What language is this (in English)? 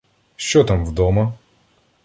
Ukrainian